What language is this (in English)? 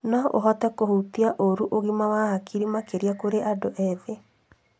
Kikuyu